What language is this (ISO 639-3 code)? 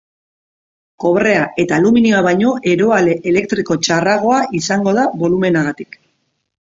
eus